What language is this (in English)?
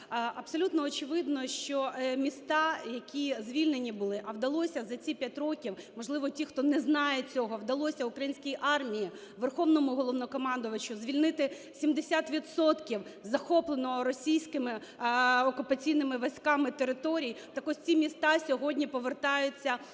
Ukrainian